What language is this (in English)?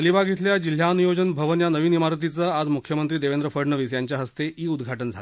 Marathi